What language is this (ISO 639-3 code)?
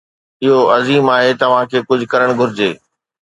snd